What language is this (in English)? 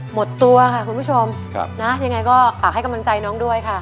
Thai